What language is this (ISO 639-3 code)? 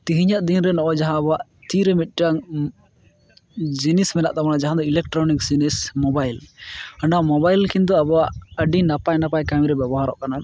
sat